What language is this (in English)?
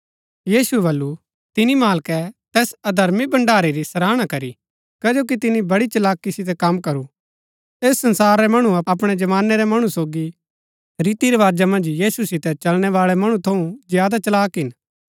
Gaddi